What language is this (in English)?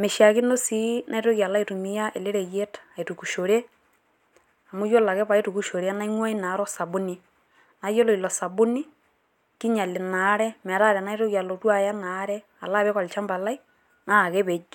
Masai